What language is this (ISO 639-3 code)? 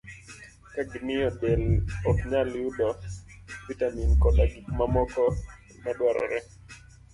luo